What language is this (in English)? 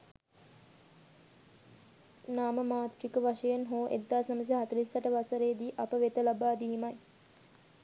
Sinhala